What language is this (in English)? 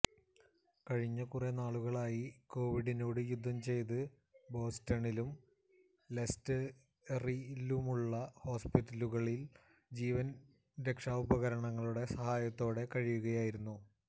Malayalam